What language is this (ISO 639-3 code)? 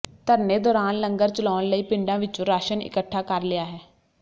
pan